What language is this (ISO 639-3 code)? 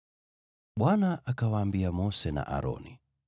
swa